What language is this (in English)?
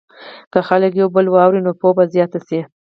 Pashto